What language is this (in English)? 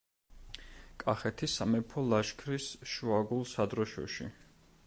Georgian